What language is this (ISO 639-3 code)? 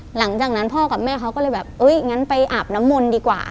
tha